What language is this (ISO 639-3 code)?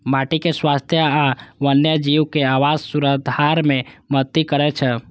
mai